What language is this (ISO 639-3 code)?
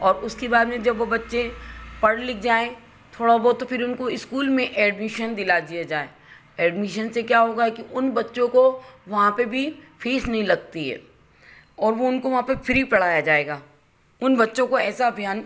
hin